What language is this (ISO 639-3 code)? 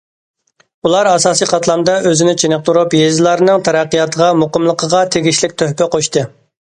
uig